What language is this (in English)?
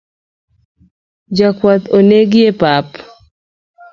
Luo (Kenya and Tanzania)